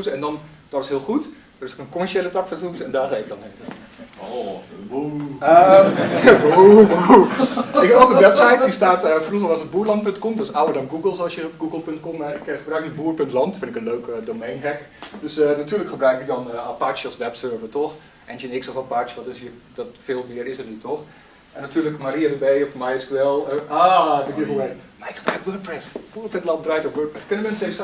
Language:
Dutch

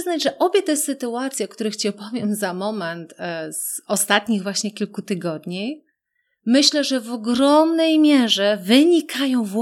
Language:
Polish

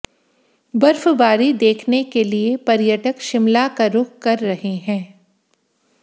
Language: Hindi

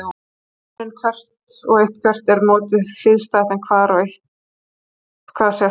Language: Icelandic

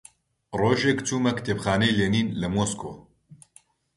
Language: Central Kurdish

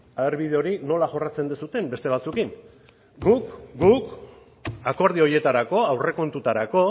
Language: Basque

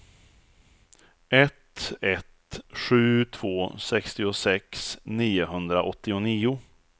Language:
Swedish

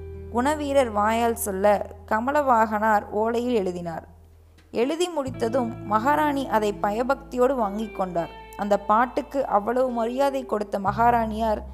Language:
Tamil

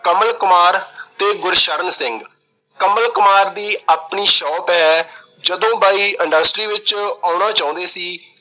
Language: Punjabi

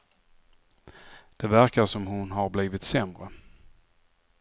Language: Swedish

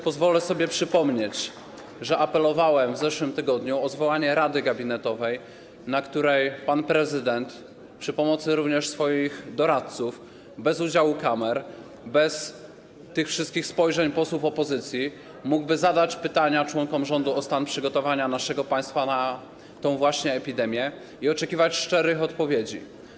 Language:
Polish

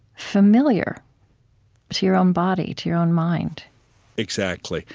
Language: English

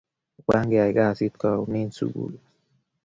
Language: Kalenjin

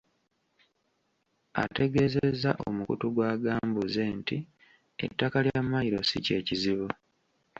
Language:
Ganda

